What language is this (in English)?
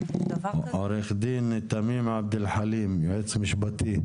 Hebrew